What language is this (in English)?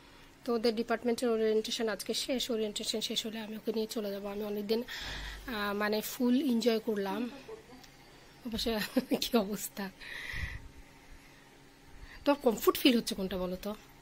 Romanian